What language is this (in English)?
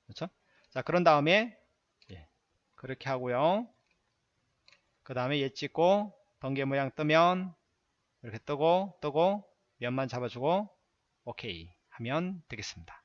Korean